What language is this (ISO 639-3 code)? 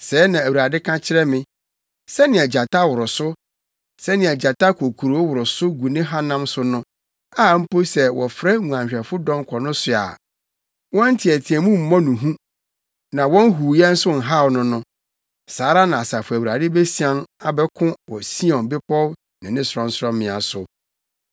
aka